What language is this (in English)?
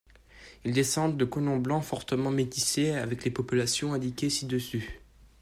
French